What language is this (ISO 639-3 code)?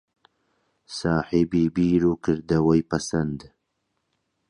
ckb